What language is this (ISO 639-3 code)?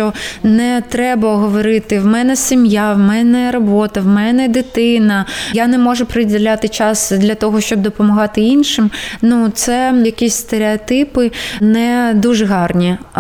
ukr